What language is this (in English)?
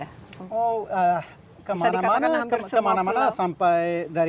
Indonesian